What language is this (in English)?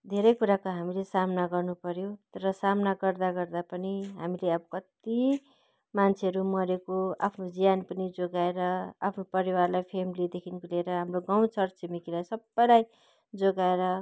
Nepali